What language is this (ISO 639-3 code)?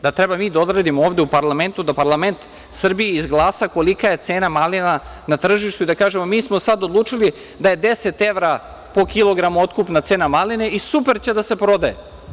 srp